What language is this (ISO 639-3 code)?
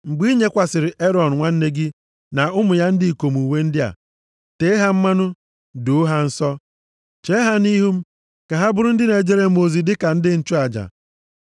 ibo